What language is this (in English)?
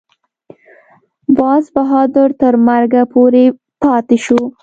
Pashto